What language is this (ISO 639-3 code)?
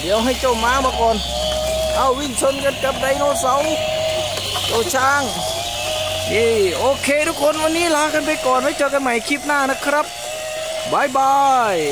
tha